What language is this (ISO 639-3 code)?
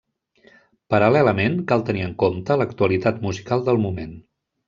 cat